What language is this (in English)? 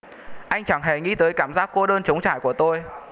Vietnamese